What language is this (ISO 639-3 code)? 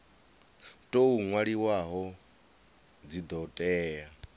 ven